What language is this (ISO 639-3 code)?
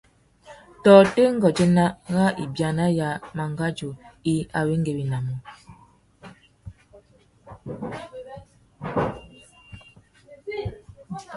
bag